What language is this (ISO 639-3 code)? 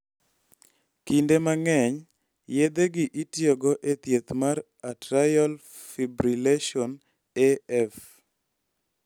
luo